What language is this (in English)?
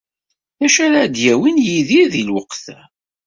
Kabyle